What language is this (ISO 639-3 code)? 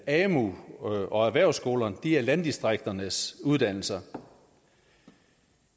dan